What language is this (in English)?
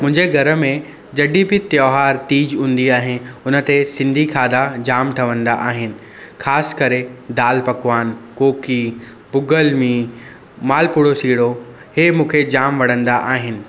Sindhi